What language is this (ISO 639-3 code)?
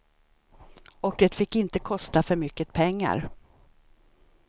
swe